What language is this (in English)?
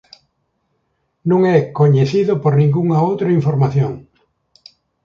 Galician